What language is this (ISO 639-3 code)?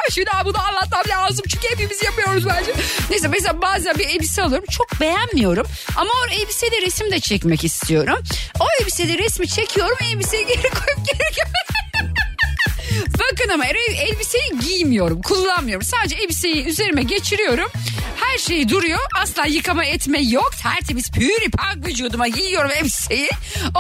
tur